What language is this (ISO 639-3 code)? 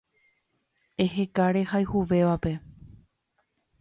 grn